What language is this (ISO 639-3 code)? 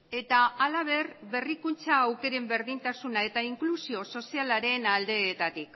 eus